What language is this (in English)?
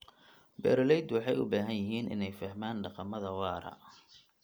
Somali